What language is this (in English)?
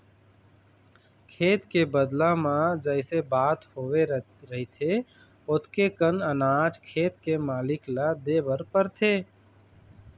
Chhattisgarhi